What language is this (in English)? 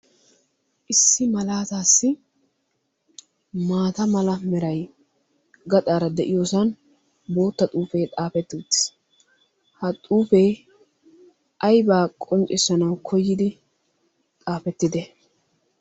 Wolaytta